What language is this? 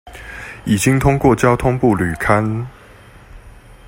Chinese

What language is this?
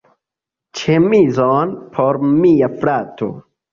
Esperanto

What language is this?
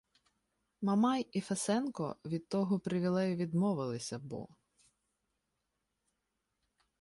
Ukrainian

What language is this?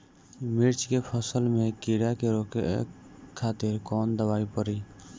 Bhojpuri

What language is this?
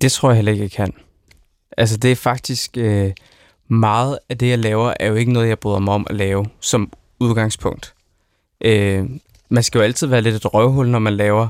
Danish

